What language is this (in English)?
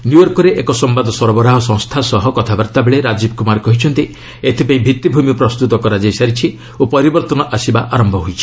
Odia